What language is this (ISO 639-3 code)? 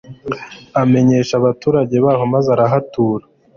kin